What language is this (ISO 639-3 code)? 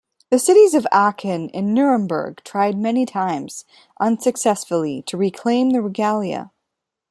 eng